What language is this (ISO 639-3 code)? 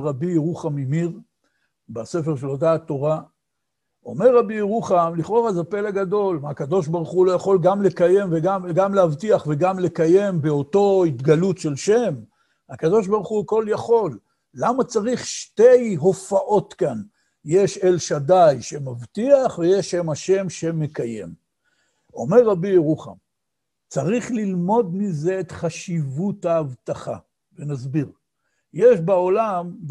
heb